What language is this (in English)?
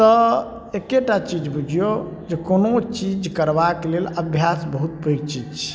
Maithili